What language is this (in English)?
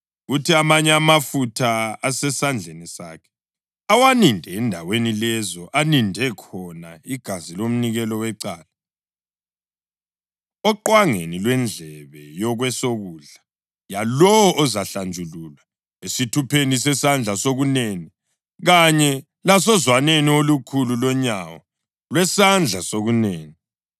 North Ndebele